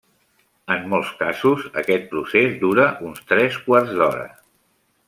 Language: Catalan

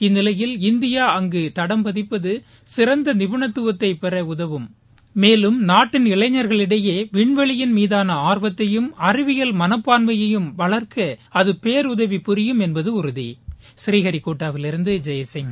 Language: Tamil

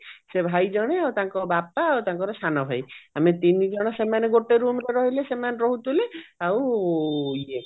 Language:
Odia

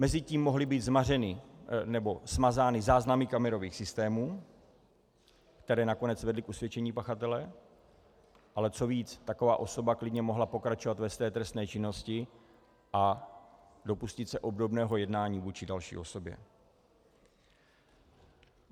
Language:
Czech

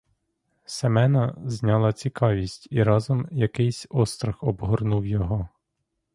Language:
Ukrainian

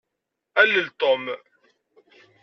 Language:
Kabyle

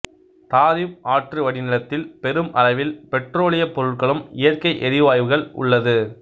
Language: Tamil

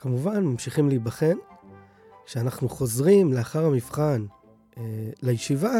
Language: Hebrew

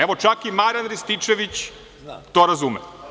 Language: Serbian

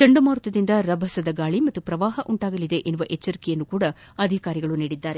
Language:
Kannada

